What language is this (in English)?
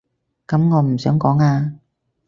Cantonese